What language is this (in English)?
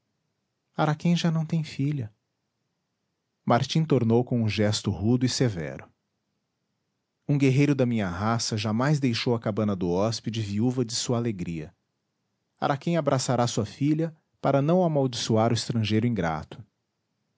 Portuguese